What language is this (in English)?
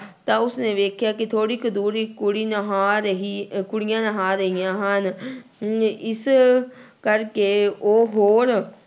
Punjabi